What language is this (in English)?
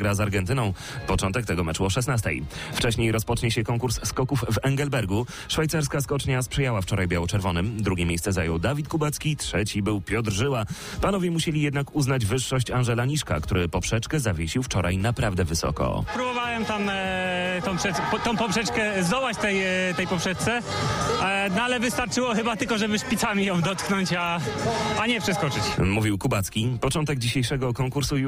Polish